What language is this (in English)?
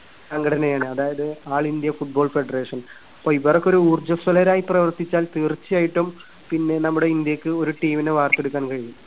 Malayalam